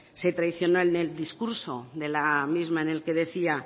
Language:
Spanish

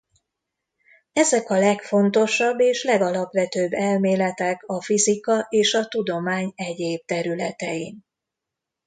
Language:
Hungarian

